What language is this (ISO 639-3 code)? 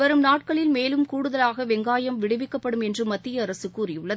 tam